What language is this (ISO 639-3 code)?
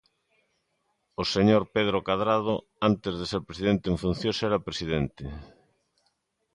glg